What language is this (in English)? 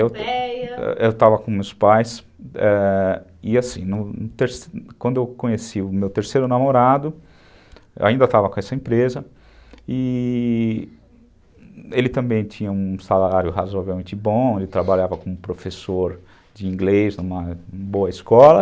Portuguese